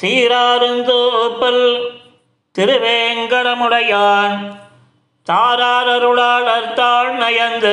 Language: Tamil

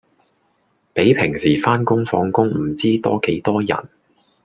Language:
Cantonese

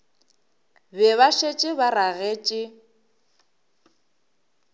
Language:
Northern Sotho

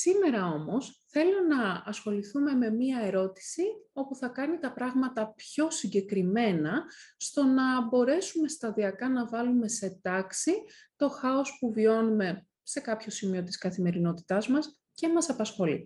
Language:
Greek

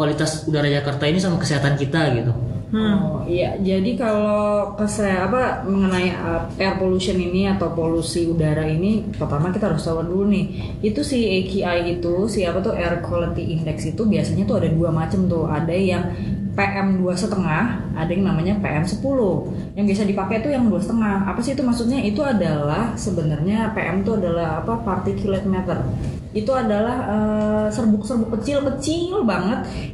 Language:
Indonesian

